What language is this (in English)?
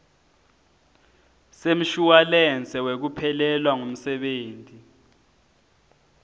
Swati